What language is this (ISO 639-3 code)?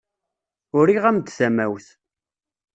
kab